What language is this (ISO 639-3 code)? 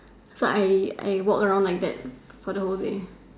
eng